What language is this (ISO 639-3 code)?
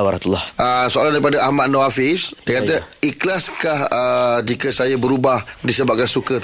msa